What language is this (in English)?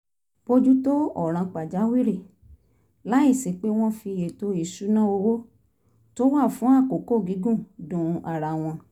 Yoruba